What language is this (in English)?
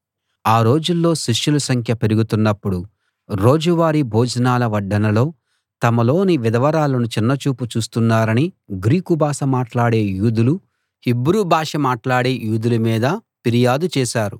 Telugu